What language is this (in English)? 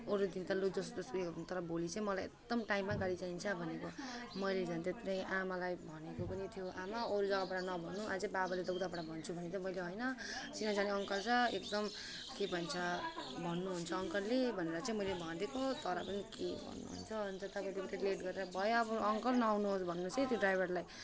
Nepali